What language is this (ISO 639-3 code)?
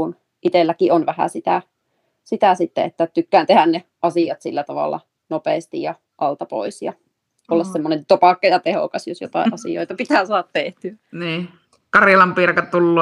fin